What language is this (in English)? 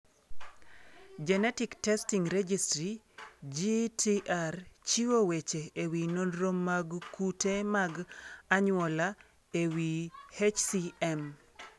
Luo (Kenya and Tanzania)